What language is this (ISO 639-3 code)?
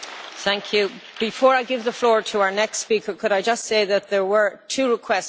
eng